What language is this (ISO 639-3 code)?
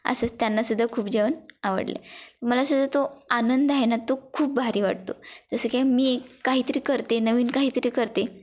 mar